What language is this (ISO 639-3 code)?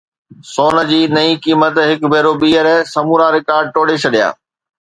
snd